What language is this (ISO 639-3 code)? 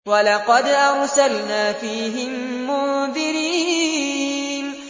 ara